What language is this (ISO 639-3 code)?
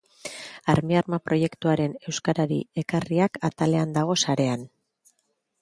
eus